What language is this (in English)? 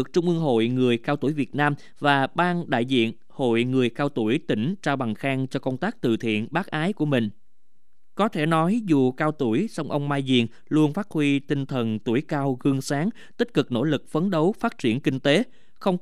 Vietnamese